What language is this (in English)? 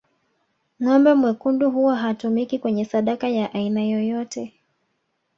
Swahili